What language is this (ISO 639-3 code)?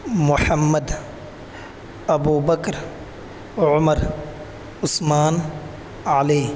urd